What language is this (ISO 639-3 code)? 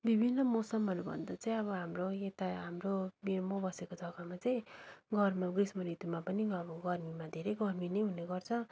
nep